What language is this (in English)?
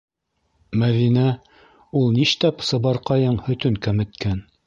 Bashkir